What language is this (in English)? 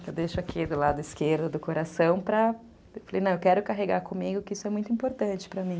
Portuguese